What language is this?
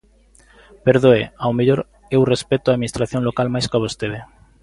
Galician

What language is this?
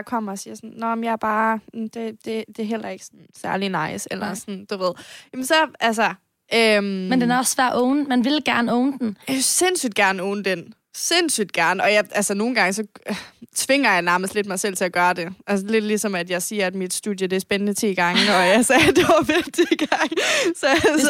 Danish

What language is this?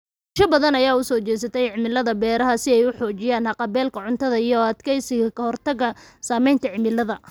Somali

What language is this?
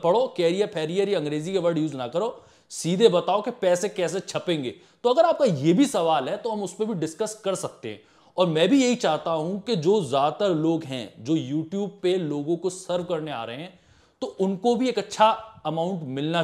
Hindi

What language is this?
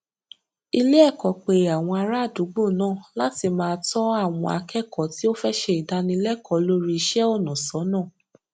Yoruba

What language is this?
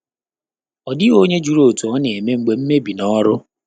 Igbo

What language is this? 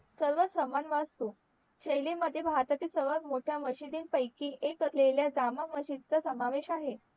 Marathi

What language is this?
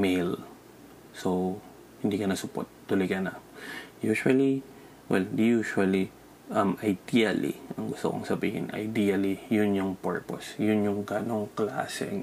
Filipino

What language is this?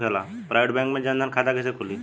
Bhojpuri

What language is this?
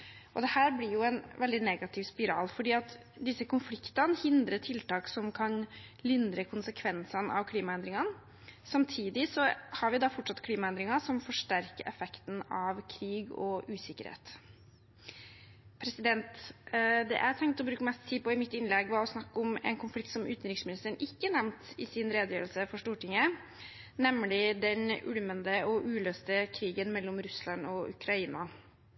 Norwegian Bokmål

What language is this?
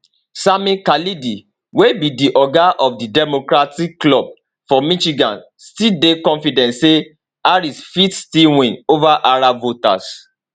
Nigerian Pidgin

